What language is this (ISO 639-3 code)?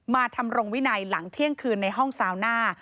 tha